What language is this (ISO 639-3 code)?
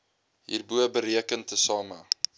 afr